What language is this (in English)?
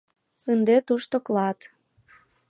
Mari